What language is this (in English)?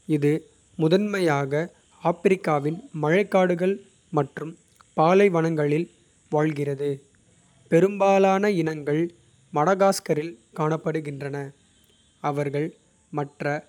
Kota (India)